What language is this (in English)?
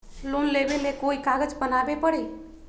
Magahi